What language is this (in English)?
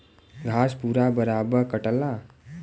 Bhojpuri